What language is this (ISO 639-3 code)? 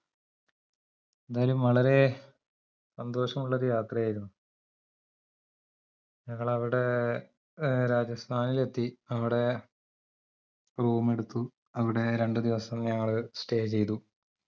mal